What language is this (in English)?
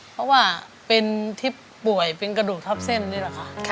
Thai